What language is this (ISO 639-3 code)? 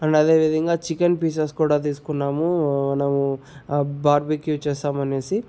tel